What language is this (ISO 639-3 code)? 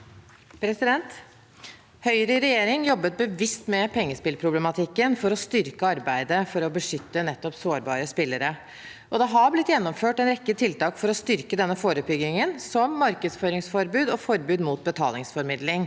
nor